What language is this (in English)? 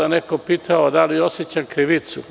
Serbian